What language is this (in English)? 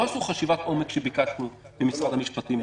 Hebrew